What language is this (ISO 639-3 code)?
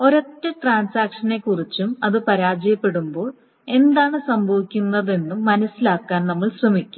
mal